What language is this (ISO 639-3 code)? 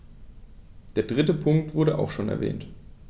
deu